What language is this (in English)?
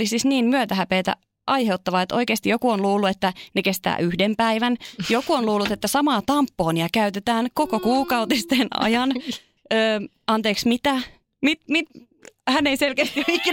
Finnish